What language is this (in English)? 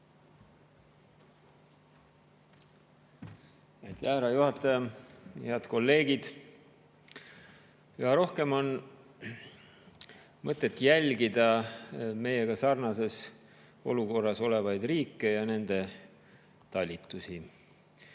Estonian